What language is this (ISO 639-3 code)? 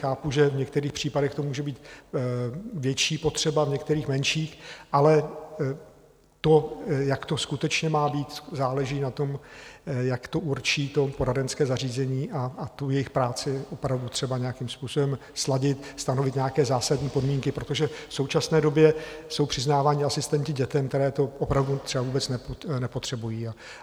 ces